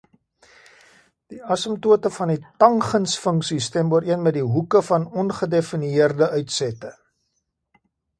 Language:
Afrikaans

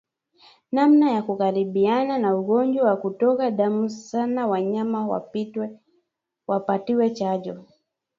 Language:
Swahili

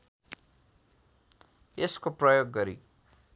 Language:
Nepali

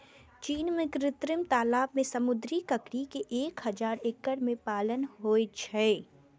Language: Maithili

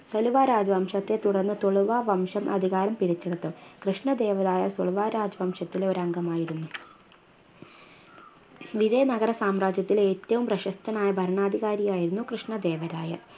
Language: Malayalam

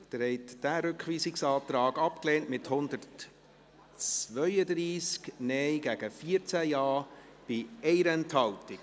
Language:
Swiss German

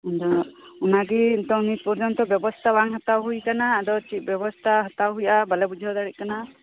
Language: Santali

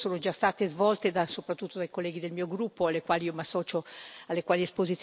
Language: Italian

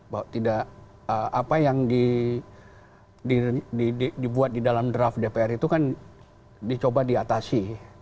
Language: Indonesian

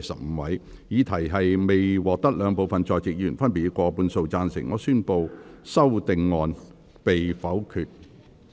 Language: Cantonese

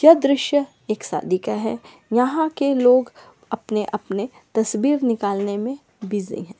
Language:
Magahi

